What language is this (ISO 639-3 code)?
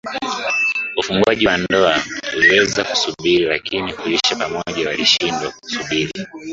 swa